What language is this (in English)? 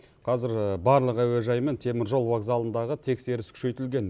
Kazakh